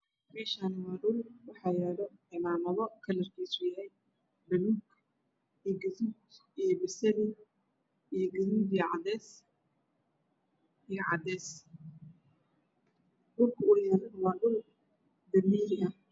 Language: Somali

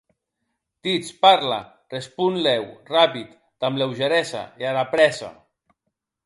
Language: Occitan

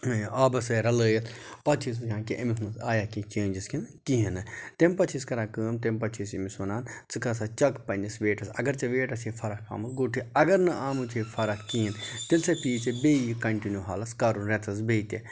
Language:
Kashmiri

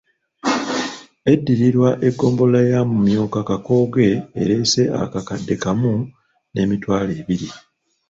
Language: Ganda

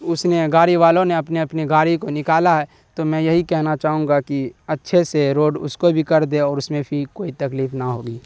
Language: Urdu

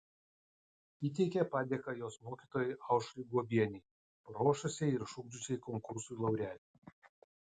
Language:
Lithuanian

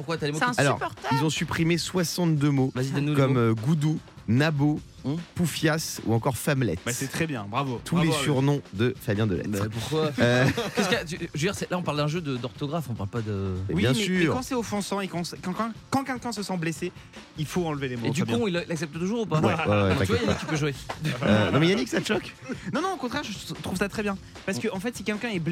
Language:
French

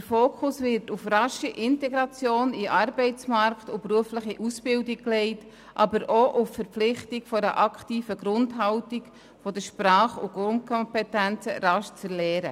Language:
Swiss German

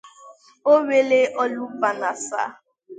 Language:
Igbo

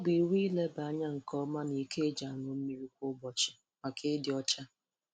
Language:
Igbo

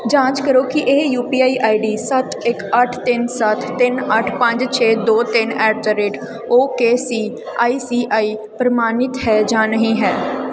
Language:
Punjabi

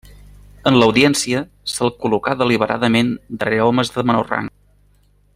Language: Catalan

